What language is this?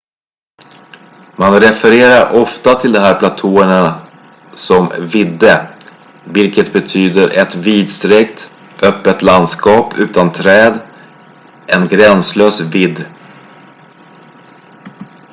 Swedish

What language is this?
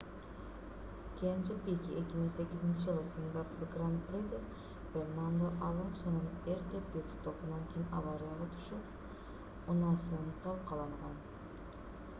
Kyrgyz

